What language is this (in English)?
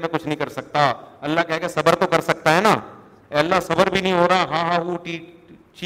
Urdu